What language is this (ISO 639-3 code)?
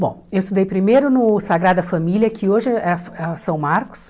por